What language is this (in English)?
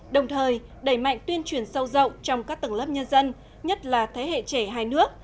Vietnamese